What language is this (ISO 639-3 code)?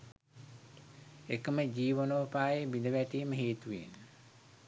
sin